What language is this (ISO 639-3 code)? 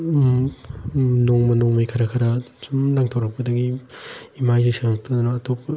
mni